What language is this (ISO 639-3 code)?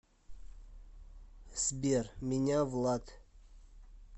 rus